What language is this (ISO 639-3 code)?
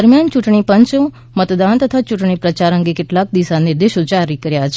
guj